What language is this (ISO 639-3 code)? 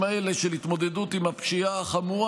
heb